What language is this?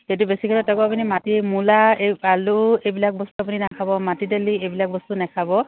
Assamese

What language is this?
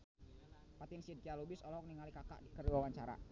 Sundanese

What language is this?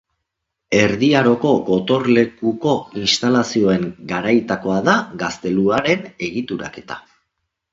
Basque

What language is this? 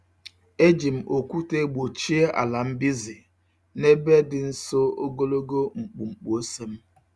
Igbo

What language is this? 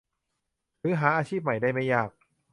Thai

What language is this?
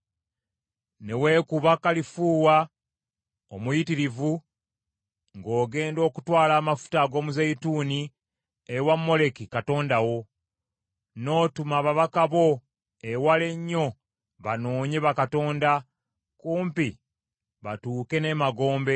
Ganda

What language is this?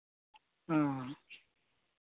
Santali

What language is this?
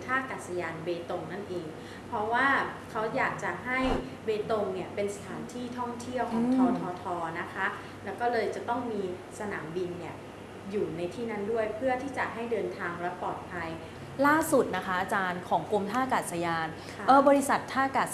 Thai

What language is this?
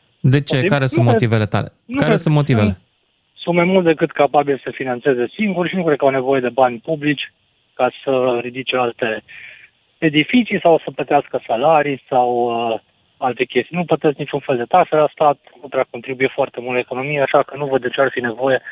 Romanian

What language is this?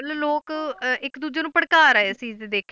Punjabi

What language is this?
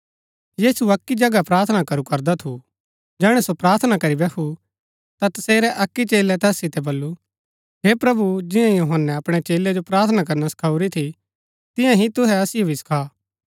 Gaddi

